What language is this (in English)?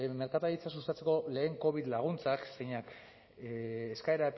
Basque